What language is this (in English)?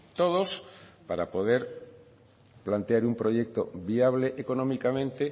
Spanish